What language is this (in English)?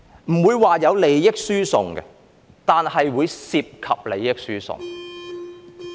Cantonese